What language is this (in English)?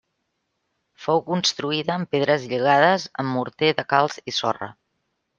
Catalan